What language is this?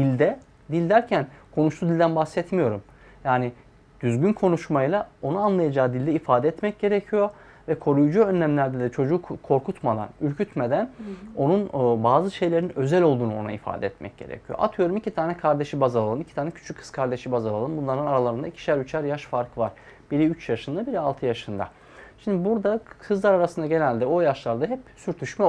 Turkish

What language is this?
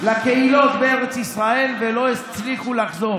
Hebrew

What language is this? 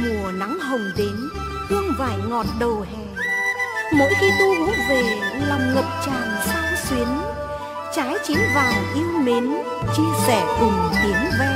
Vietnamese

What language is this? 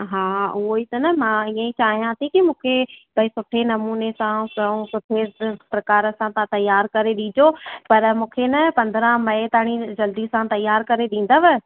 Sindhi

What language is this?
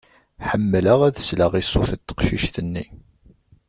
Kabyle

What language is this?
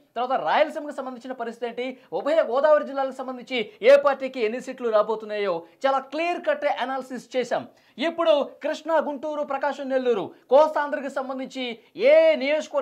Telugu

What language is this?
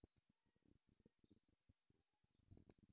Chhattisgarhi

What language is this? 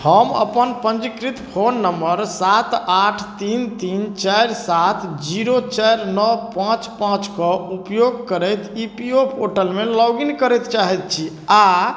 Maithili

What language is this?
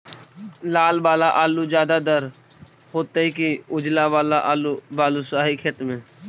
Magahi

